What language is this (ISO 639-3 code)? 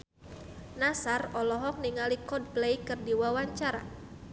sun